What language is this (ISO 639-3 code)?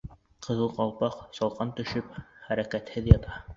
bak